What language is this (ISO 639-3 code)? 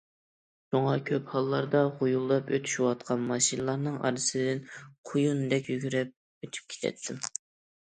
uig